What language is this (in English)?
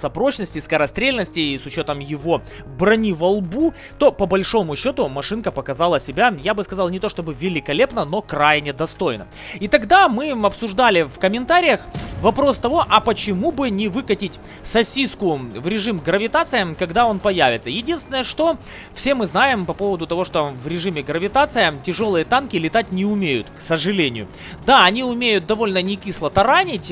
Russian